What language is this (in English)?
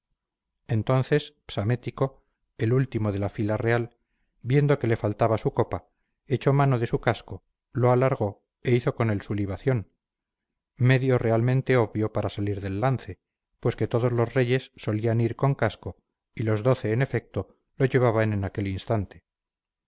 Spanish